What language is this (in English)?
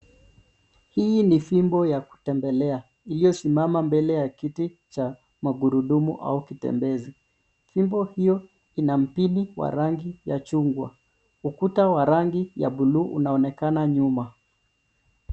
Swahili